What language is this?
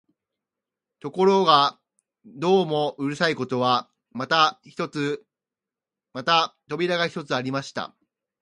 Japanese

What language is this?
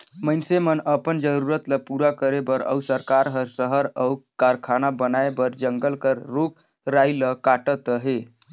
Chhattisgarhi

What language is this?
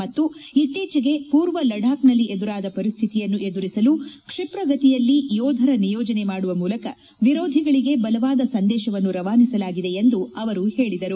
Kannada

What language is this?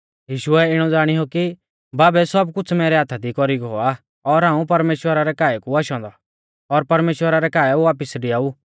Mahasu Pahari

